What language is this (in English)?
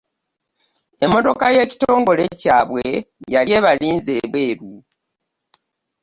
Ganda